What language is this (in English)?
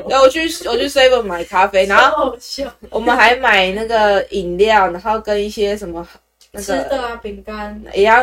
Chinese